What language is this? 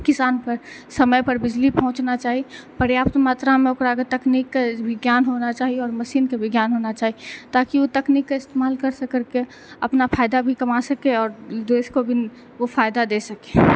Maithili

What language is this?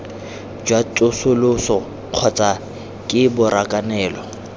Tswana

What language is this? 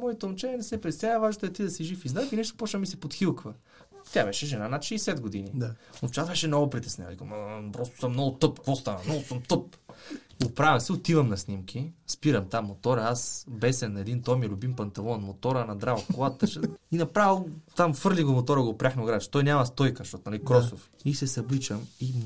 Bulgarian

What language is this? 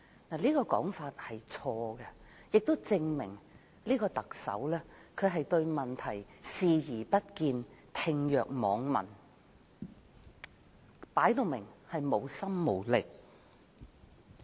Cantonese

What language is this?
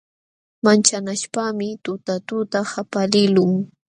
Jauja Wanca Quechua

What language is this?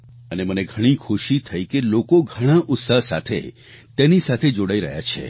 Gujarati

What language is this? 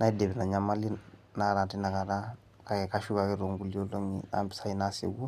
Masai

